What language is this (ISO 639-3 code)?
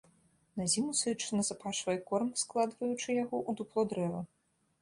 bel